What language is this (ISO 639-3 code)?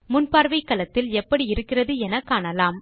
tam